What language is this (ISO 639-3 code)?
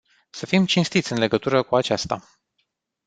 ron